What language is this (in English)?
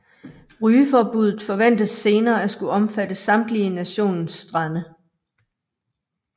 Danish